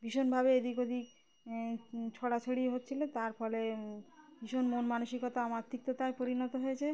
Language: Bangla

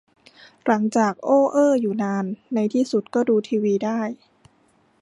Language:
Thai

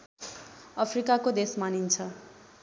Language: Nepali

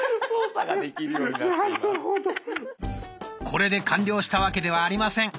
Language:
Japanese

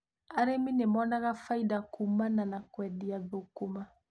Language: Kikuyu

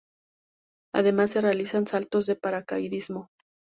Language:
Spanish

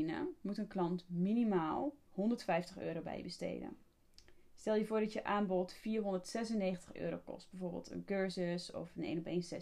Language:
Dutch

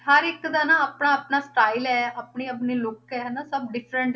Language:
Punjabi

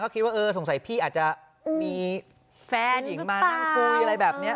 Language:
Thai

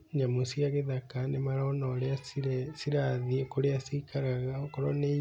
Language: Kikuyu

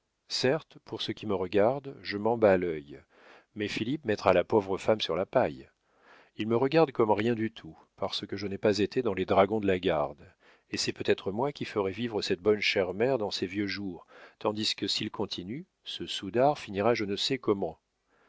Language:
French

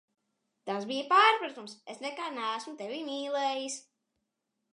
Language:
Latvian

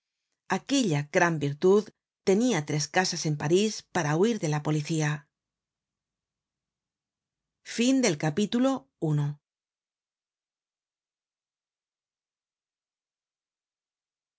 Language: Spanish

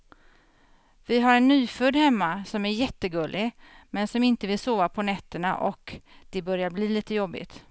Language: Swedish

